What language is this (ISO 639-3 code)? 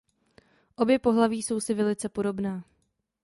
ces